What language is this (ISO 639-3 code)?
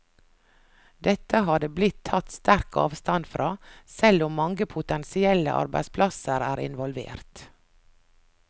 nor